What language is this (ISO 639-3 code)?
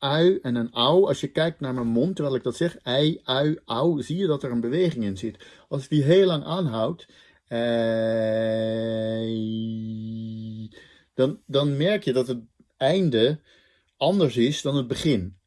nld